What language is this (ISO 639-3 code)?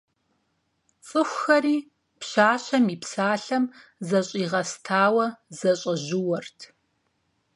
kbd